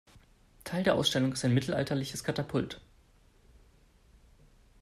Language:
German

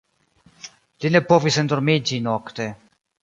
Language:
Esperanto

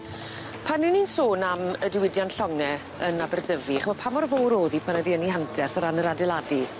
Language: Welsh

